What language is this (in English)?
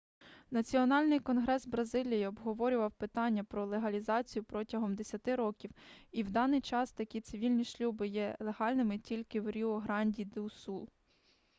Ukrainian